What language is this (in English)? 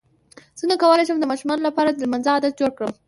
Pashto